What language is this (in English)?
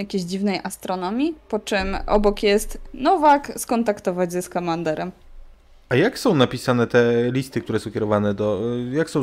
Polish